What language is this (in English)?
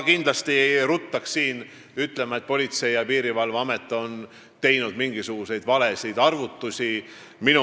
Estonian